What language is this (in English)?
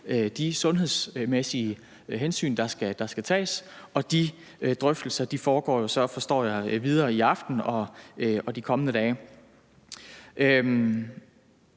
Danish